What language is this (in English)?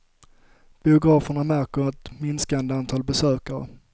Swedish